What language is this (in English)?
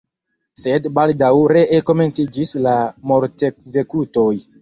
Esperanto